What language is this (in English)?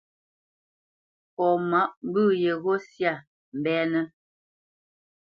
Bamenyam